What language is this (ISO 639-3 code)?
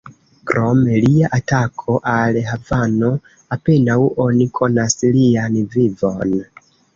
epo